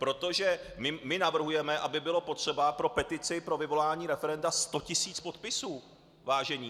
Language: Czech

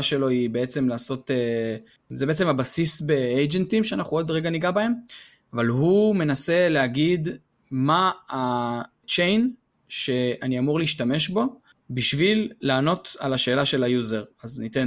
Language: Hebrew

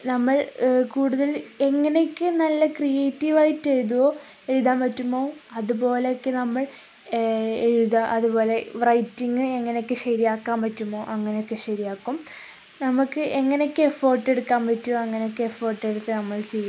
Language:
Malayalam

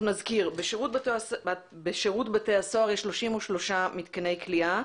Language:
Hebrew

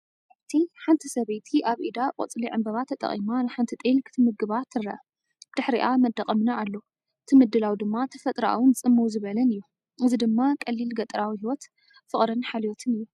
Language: Tigrinya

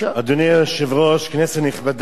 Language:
Hebrew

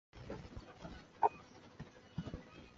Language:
Chinese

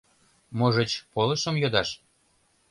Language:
Mari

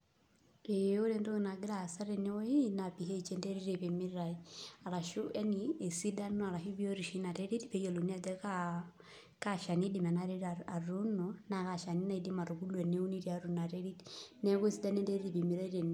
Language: Masai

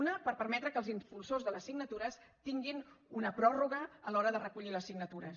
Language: Catalan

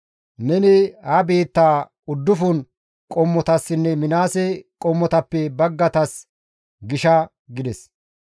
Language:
Gamo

